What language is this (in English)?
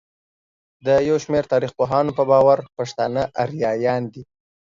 Pashto